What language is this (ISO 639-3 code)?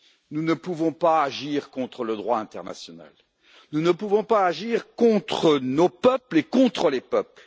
fra